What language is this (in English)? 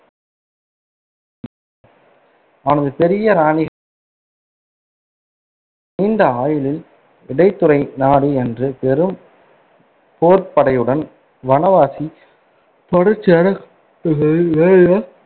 Tamil